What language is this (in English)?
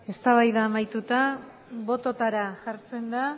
Basque